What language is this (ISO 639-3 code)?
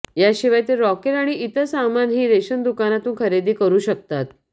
mar